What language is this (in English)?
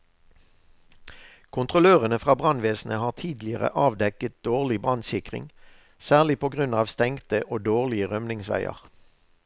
Norwegian